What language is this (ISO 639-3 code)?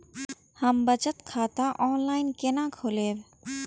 mai